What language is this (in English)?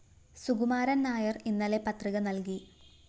Malayalam